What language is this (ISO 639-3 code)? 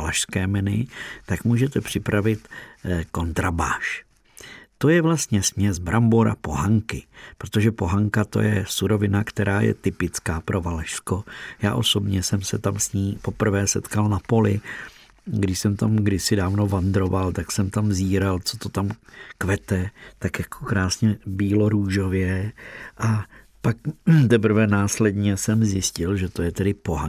ces